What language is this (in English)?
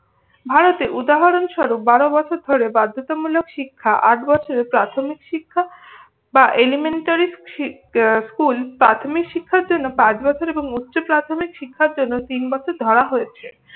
Bangla